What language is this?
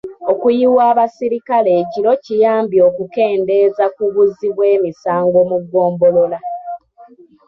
Ganda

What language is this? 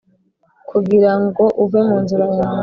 Kinyarwanda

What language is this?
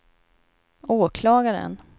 Swedish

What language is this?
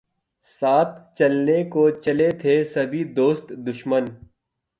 Urdu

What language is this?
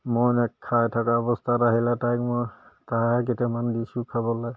Assamese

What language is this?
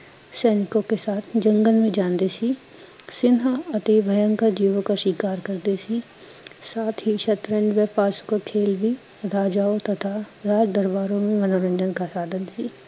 Punjabi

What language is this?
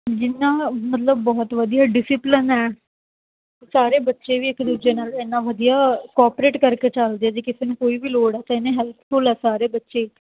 Punjabi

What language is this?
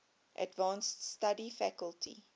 English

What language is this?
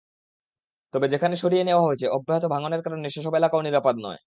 Bangla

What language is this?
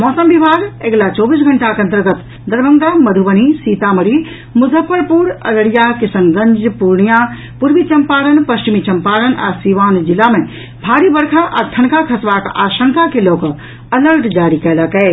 Maithili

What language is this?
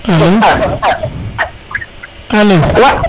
Serer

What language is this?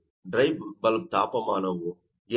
Kannada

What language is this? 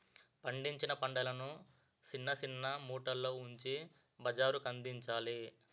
Telugu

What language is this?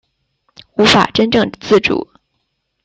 Chinese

